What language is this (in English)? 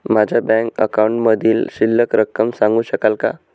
Marathi